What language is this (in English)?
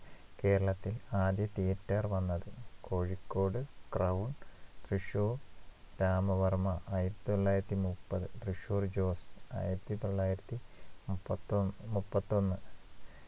Malayalam